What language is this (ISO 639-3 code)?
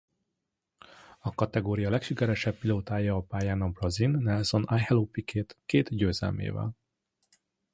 hun